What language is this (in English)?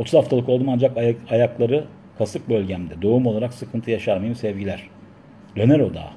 Turkish